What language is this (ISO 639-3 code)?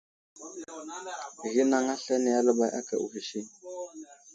udl